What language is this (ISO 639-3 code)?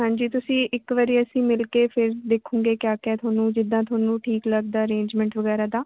pan